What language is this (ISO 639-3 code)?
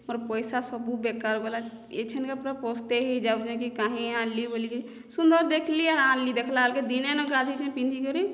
ori